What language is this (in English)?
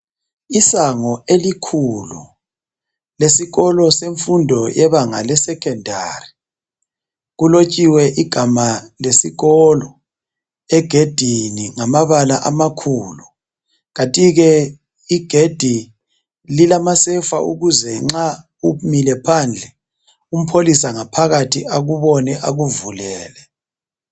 North Ndebele